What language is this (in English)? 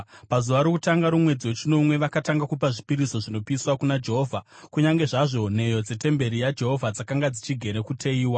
Shona